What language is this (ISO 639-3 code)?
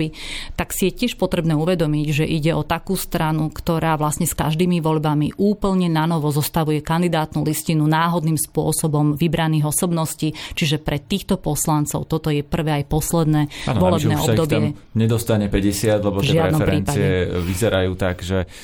slk